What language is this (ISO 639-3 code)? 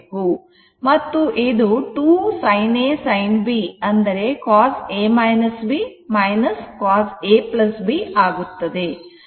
kan